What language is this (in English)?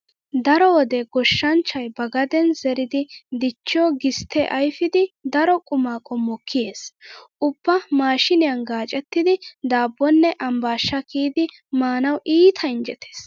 Wolaytta